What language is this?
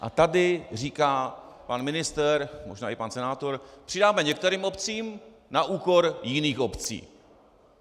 Czech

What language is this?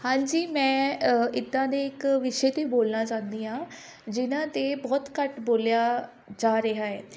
Punjabi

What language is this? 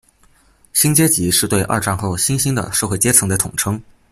Chinese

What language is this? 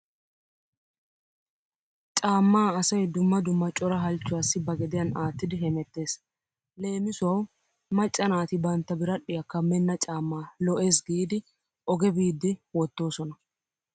Wolaytta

